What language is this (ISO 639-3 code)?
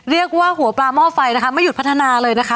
tha